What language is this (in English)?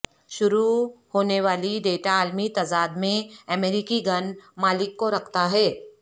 Urdu